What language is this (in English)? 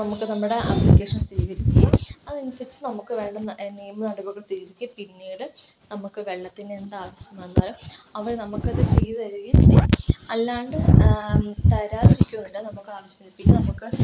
Malayalam